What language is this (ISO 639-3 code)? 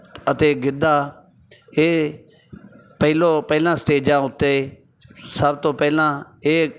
pan